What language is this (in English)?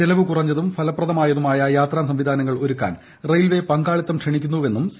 Malayalam